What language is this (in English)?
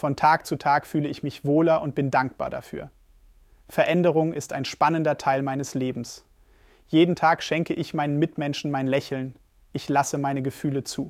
German